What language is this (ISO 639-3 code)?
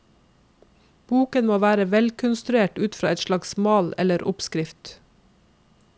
nor